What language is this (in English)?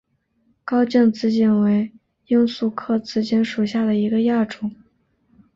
Chinese